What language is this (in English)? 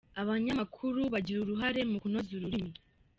Kinyarwanda